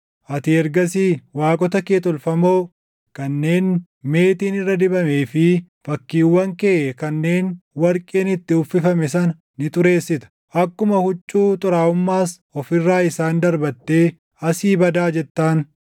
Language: Oromo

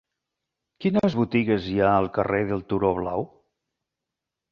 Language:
Catalan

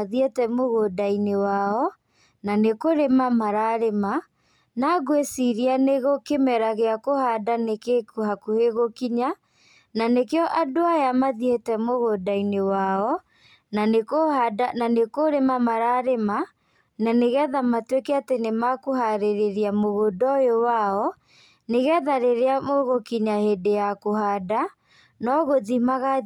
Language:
Kikuyu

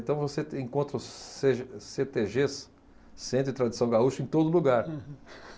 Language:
Portuguese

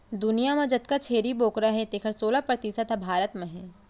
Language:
Chhattisgarhi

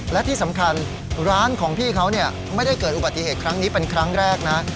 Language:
Thai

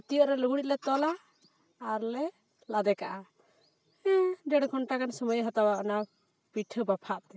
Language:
Santali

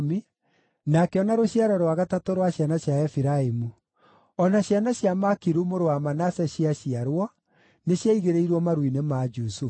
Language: Kikuyu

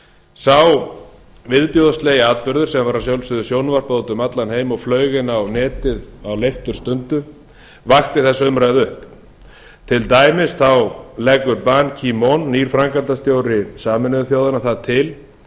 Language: Icelandic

